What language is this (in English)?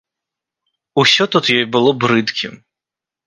Belarusian